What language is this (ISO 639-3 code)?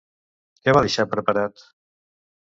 cat